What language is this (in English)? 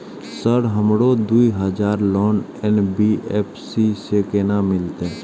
Maithili